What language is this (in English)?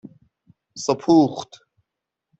Persian